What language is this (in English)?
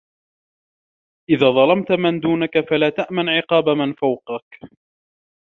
Arabic